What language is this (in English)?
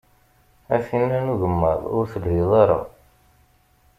Kabyle